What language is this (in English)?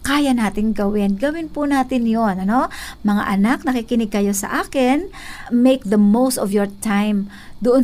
Filipino